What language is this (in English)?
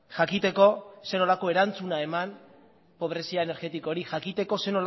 Basque